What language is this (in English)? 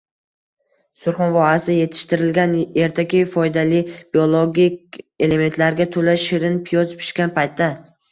Uzbek